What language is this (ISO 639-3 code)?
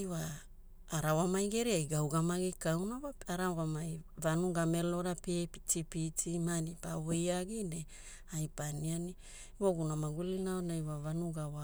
hul